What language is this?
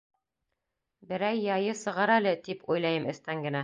Bashkir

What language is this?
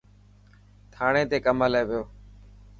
Dhatki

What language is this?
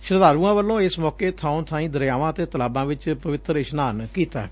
Punjabi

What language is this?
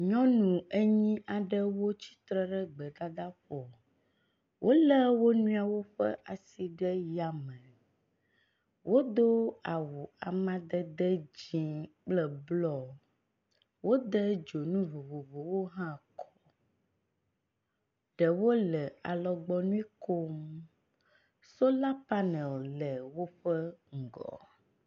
Ewe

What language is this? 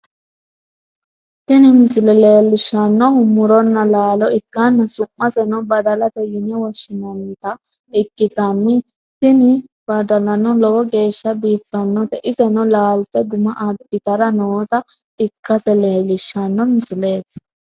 Sidamo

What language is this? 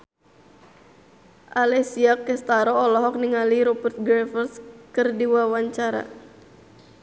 Sundanese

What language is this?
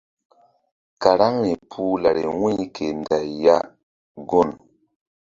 Mbum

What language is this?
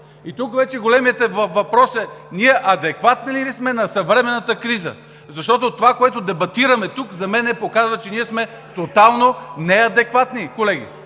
Bulgarian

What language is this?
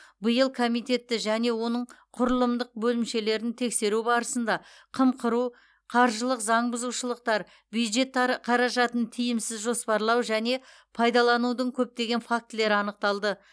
Kazakh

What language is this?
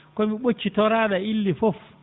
Fula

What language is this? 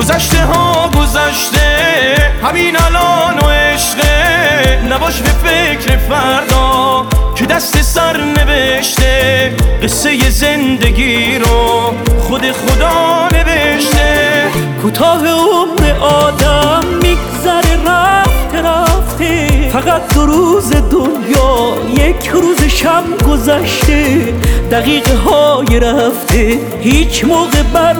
Persian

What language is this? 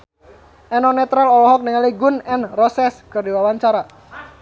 Sundanese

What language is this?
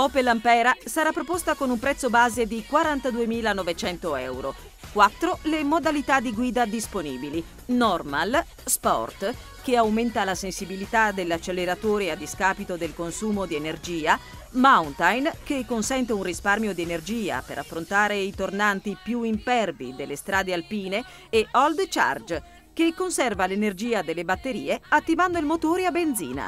Italian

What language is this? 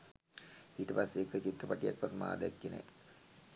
Sinhala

